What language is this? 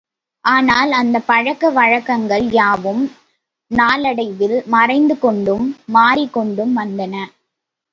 Tamil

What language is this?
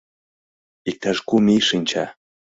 Mari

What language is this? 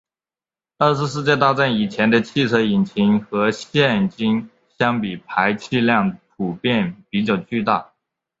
Chinese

